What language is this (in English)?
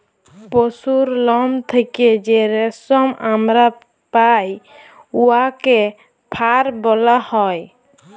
Bangla